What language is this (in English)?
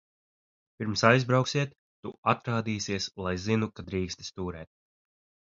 Latvian